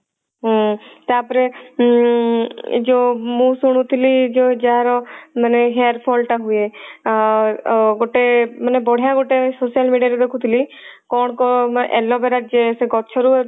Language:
Odia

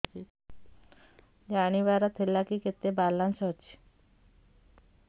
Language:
Odia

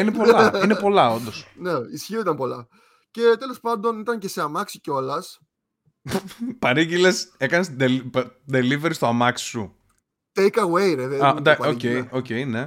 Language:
Greek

